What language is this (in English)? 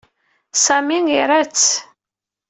Kabyle